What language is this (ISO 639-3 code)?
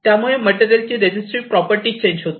mar